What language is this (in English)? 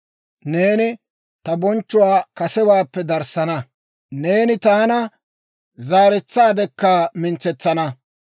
Dawro